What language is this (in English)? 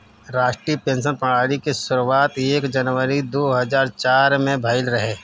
Bhojpuri